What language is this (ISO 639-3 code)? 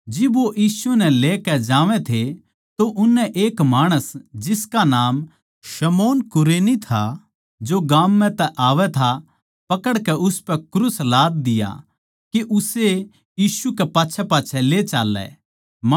bgc